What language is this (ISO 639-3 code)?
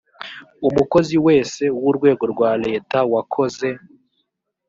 kin